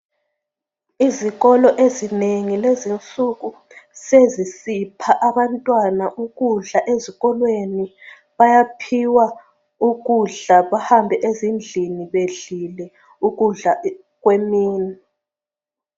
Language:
North Ndebele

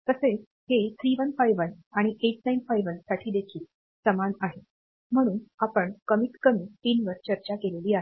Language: Marathi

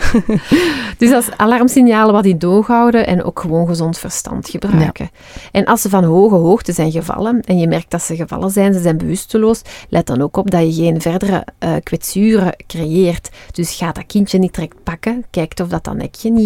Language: Dutch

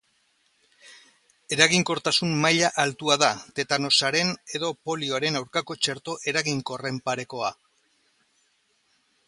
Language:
Basque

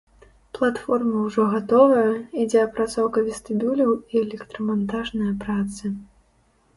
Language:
Belarusian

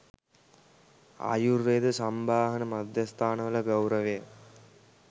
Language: Sinhala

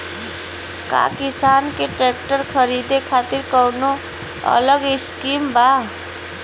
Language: Bhojpuri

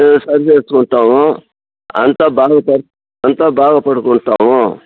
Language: Telugu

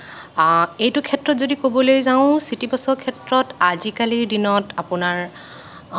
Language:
Assamese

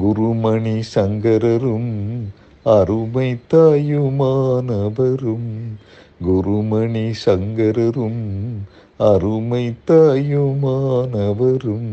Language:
Tamil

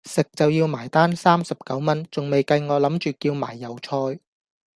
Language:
Cantonese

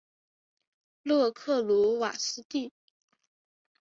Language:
Chinese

